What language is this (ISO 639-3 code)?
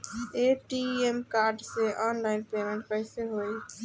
bho